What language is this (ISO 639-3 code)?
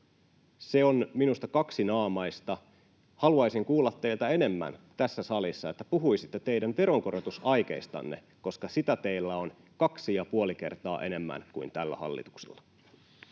fin